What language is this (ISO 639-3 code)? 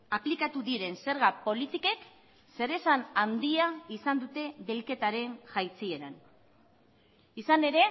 eus